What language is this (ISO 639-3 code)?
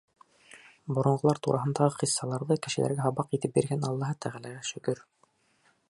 bak